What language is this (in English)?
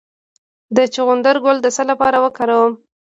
Pashto